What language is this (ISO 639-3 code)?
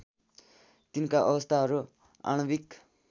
nep